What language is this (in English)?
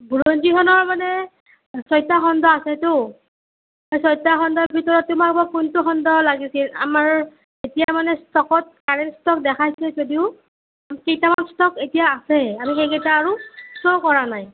Assamese